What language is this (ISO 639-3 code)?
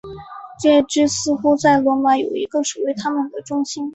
zho